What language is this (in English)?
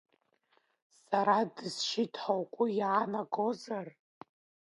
Abkhazian